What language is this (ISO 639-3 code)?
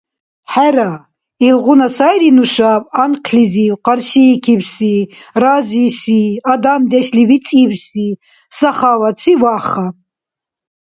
dar